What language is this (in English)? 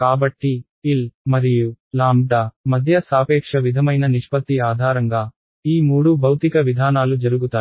Telugu